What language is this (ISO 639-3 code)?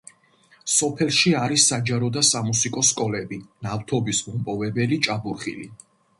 kat